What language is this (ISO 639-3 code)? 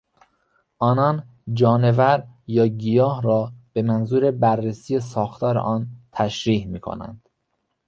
fas